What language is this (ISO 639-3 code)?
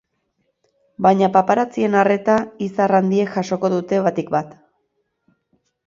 eus